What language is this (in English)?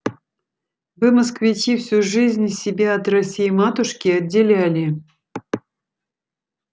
Russian